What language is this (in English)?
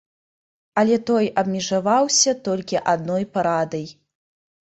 Belarusian